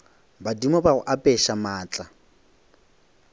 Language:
Northern Sotho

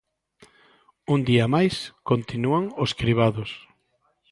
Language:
Galician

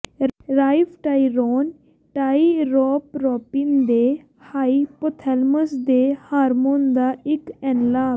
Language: Punjabi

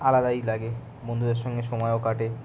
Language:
Bangla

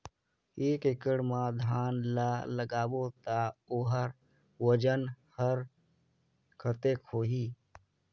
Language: Chhattisgarhi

